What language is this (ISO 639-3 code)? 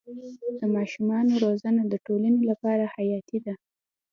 pus